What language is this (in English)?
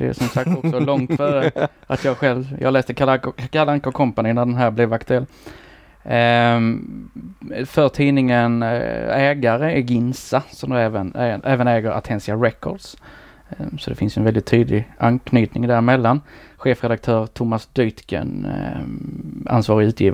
Swedish